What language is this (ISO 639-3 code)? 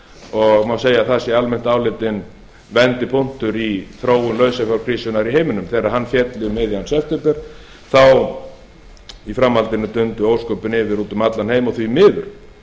isl